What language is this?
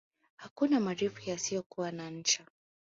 Swahili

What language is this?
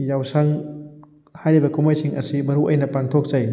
Manipuri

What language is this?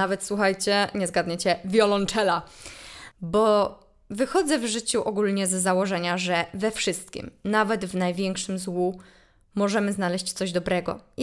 Polish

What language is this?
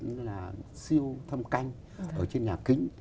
Vietnamese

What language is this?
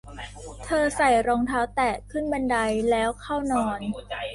Thai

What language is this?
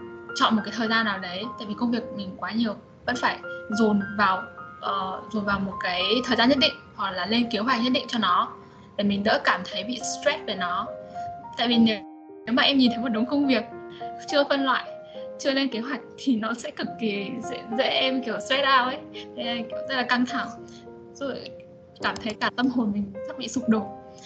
Vietnamese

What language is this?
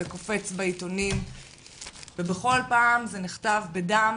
Hebrew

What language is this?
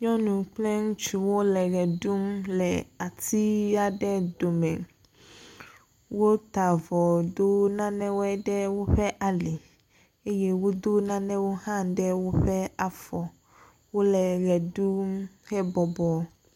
Ewe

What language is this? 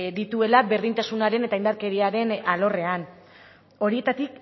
Basque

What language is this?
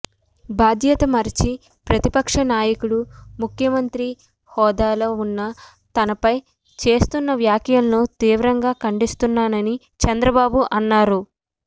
Telugu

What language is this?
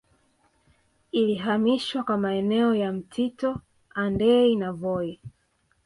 Swahili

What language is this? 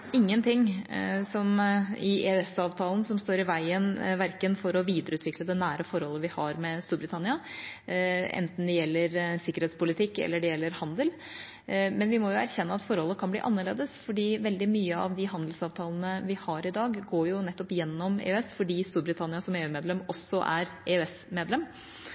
Norwegian Bokmål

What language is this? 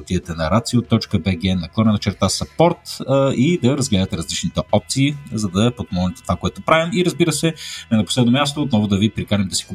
Bulgarian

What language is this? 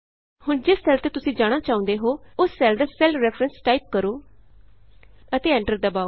Punjabi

